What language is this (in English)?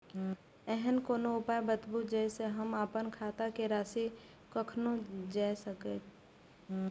Maithili